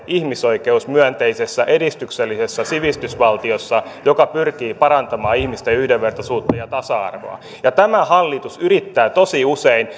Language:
Finnish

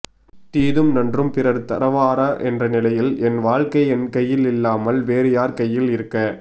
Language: Tamil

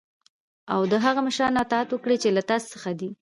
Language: Pashto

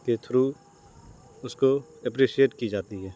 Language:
Urdu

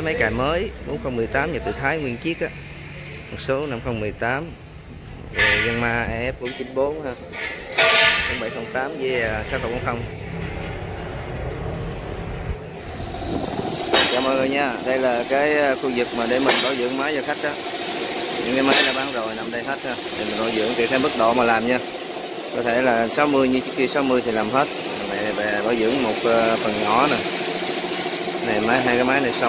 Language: Vietnamese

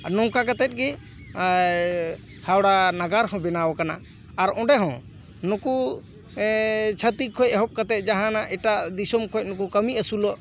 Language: Santali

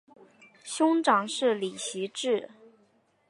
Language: Chinese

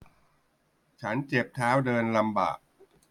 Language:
Thai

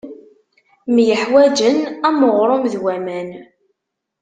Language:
Kabyle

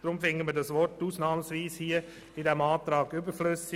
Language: Swiss German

